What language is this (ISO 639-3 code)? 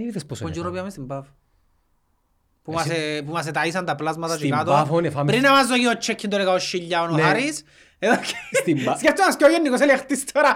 ell